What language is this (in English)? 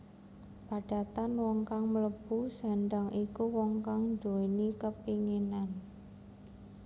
Javanese